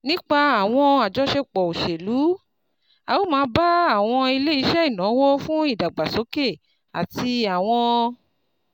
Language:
Yoruba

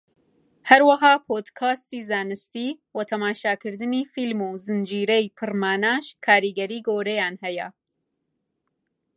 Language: Central Kurdish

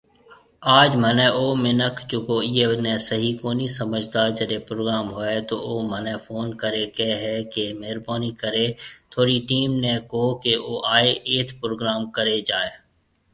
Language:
Marwari (Pakistan)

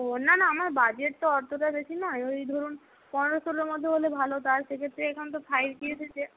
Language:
Bangla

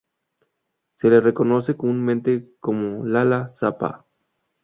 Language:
Spanish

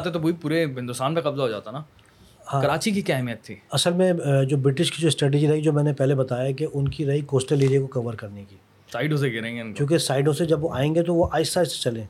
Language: Urdu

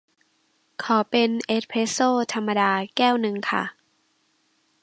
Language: Thai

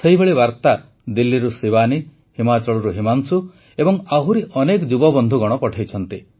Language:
Odia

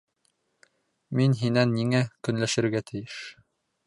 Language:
Bashkir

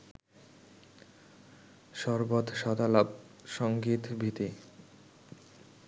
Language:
Bangla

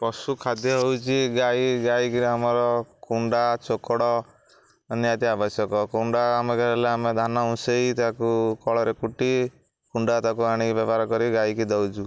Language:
Odia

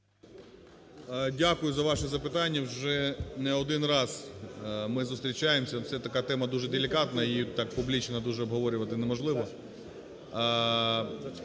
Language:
Ukrainian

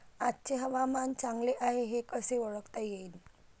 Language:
Marathi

